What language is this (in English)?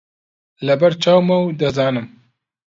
Central Kurdish